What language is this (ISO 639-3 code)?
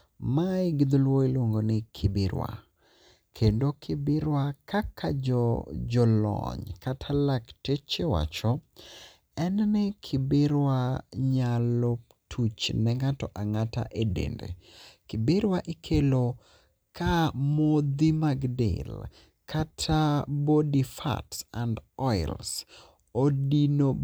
luo